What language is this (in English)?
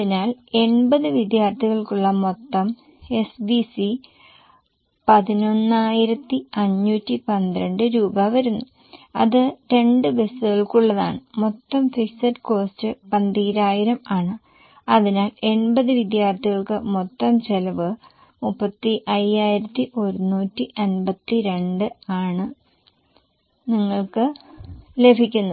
Malayalam